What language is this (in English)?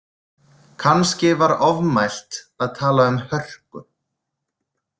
Icelandic